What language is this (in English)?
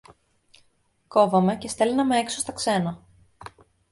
Greek